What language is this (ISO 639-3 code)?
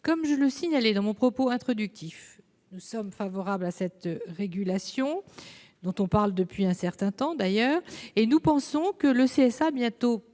fra